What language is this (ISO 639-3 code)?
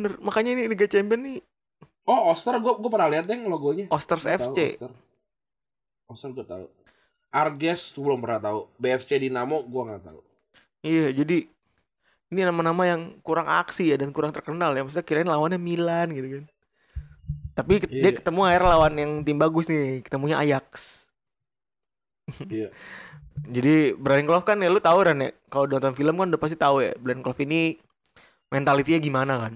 ind